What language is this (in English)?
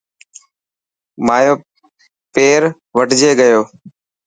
Dhatki